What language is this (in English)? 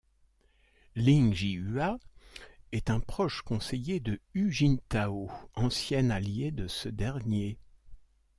French